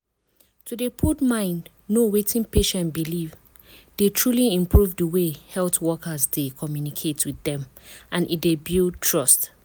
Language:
Nigerian Pidgin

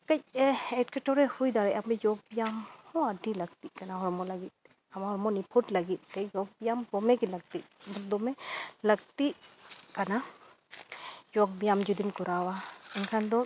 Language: Santali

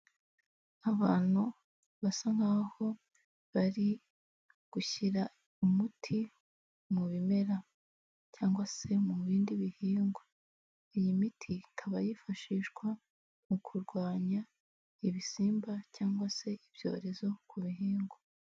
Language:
Kinyarwanda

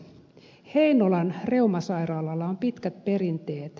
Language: Finnish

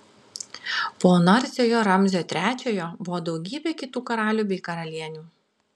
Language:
Lithuanian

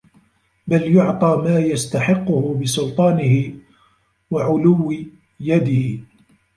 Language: Arabic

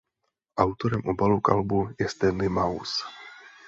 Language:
Czech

